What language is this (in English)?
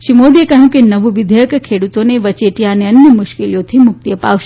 Gujarati